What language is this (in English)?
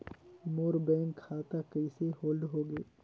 Chhattisgarhi